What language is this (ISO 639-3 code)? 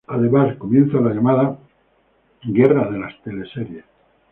spa